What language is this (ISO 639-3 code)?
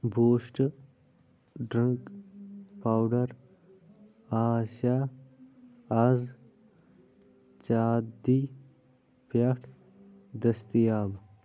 kas